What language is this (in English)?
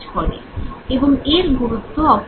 Bangla